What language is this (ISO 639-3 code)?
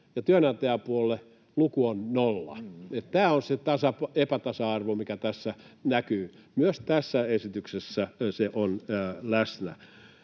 fin